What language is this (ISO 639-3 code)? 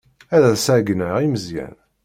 kab